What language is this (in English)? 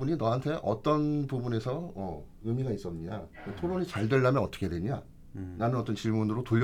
Korean